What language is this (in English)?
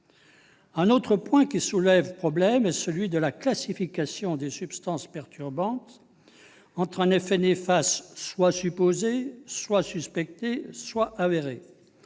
French